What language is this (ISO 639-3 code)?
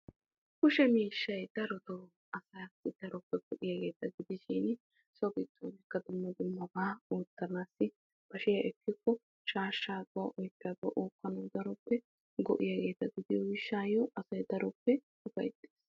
wal